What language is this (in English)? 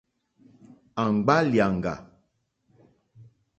Mokpwe